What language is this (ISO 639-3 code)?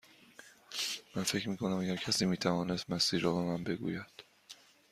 fas